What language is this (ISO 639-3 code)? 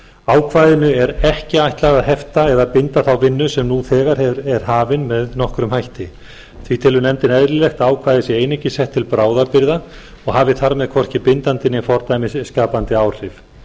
isl